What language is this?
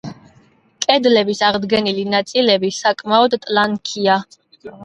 Georgian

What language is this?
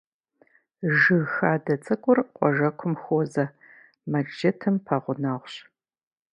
Kabardian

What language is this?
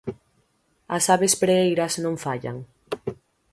Galician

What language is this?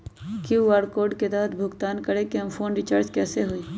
Magahi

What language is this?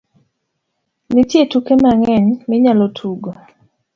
Luo (Kenya and Tanzania)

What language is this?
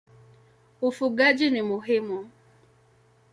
Swahili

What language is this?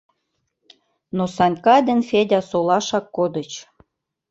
Mari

